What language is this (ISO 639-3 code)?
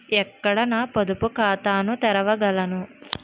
tel